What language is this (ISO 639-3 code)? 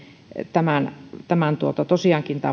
fin